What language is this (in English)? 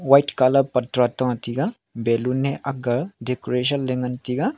Wancho Naga